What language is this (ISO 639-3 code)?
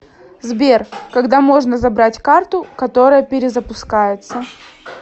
rus